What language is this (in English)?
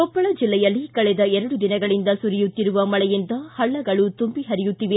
Kannada